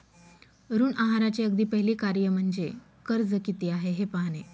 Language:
Marathi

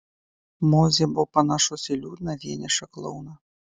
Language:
Lithuanian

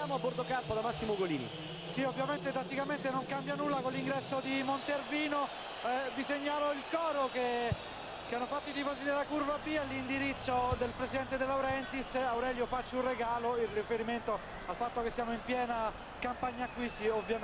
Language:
Italian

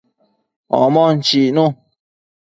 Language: Matsés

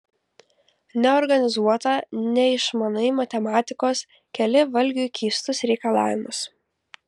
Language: Lithuanian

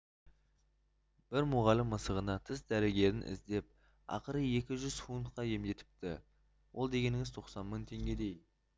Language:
Kazakh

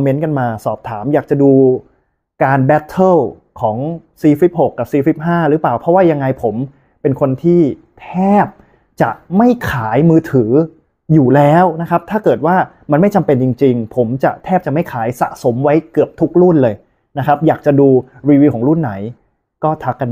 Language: Thai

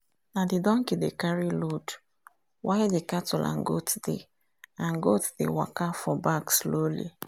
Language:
Nigerian Pidgin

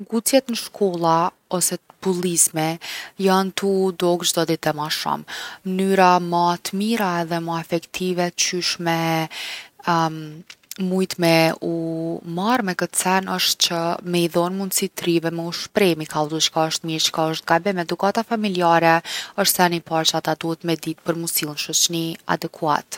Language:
Gheg Albanian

